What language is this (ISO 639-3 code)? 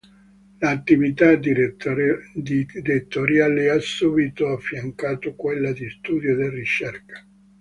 ita